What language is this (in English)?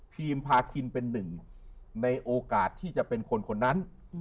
Thai